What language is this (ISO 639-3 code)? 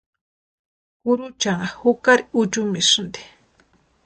pua